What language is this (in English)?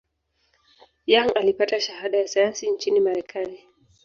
Swahili